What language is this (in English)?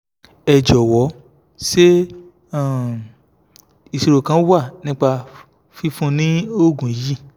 Yoruba